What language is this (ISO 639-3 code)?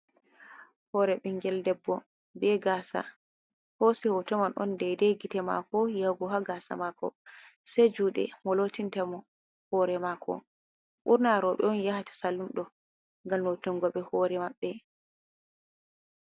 ful